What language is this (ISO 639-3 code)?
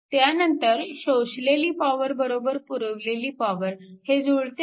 mar